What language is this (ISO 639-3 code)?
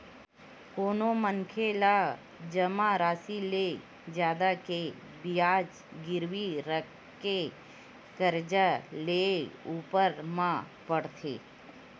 hne